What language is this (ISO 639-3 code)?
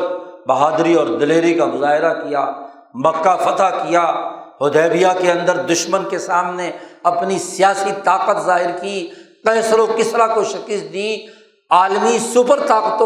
urd